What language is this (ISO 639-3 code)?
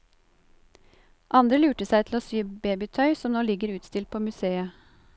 nor